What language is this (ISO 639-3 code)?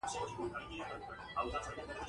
pus